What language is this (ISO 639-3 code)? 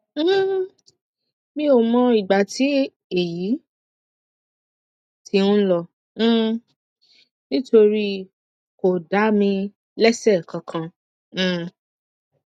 yor